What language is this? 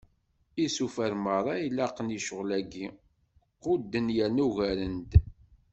Kabyle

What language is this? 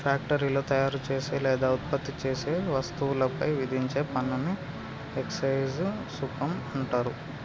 Telugu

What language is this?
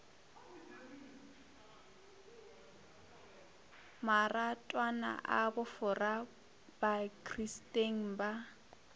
Northern Sotho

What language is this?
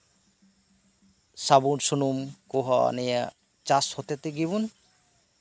Santali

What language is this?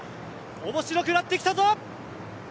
Japanese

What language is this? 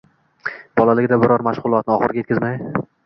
Uzbek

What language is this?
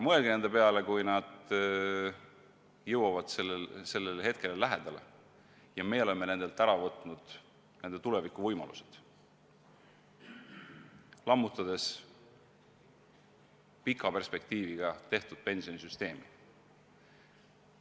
Estonian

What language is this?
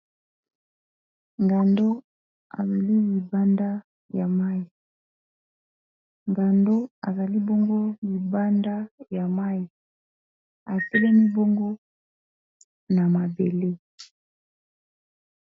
Lingala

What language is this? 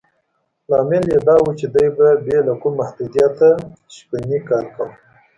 Pashto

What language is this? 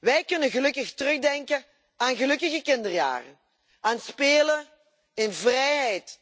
Dutch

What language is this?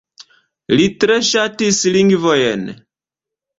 Esperanto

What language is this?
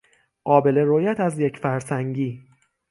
Persian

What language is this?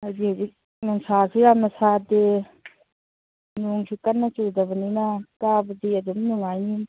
Manipuri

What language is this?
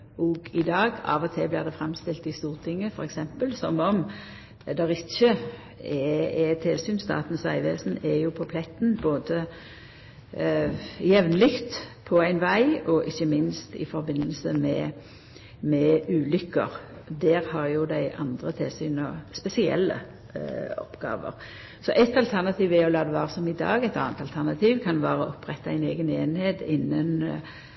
Norwegian Nynorsk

